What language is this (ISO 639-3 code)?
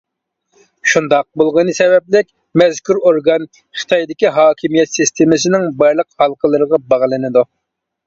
uig